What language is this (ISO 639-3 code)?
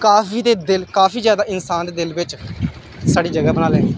doi